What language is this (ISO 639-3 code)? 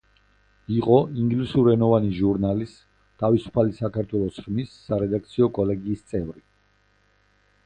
kat